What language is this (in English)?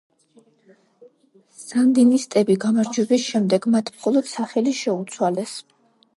Georgian